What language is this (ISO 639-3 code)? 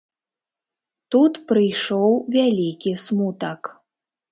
bel